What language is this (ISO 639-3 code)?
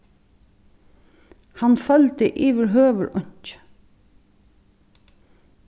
fao